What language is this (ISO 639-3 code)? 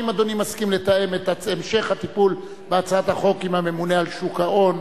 heb